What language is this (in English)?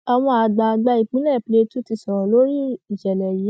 Yoruba